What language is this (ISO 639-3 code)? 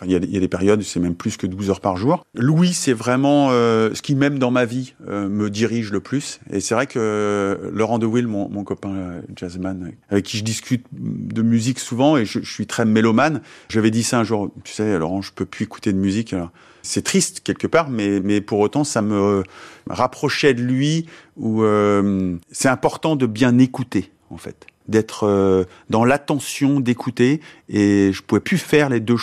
fra